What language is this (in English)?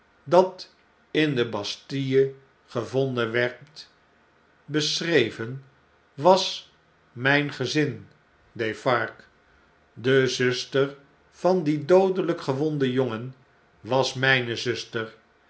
Dutch